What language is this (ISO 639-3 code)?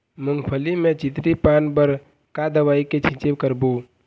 hne